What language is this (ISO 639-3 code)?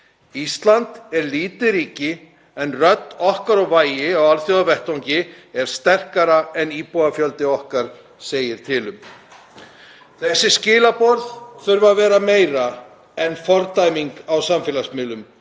isl